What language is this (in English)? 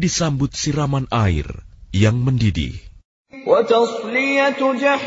Arabic